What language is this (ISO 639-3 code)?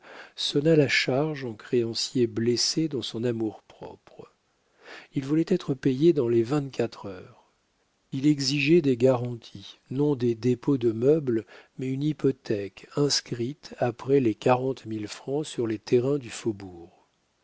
fra